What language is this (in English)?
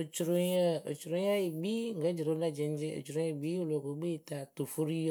Akebu